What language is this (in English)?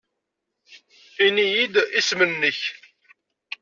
Kabyle